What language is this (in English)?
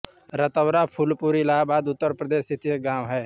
Hindi